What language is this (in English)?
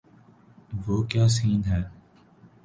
Urdu